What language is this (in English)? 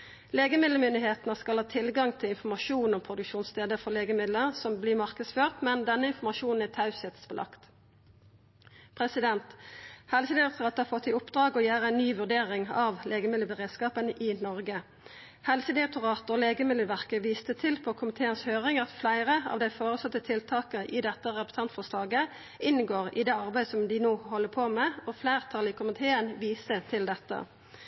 Norwegian Nynorsk